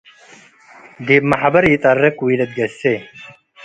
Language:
Tigre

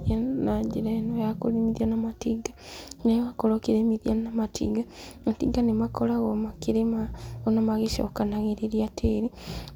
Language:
Kikuyu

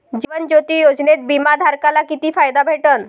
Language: Marathi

